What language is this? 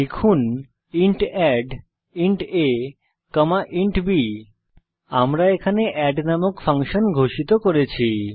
Bangla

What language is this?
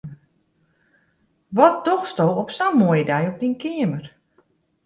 Western Frisian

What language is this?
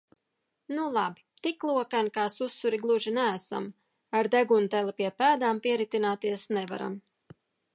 Latvian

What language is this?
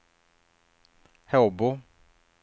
Swedish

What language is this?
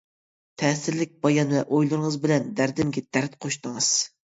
Uyghur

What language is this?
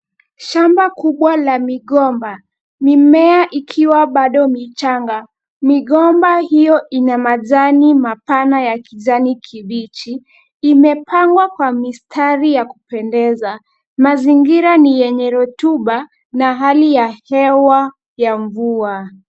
Swahili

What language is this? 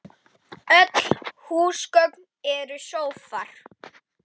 Icelandic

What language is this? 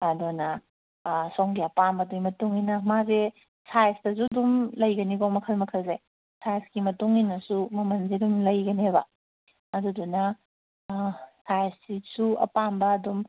Manipuri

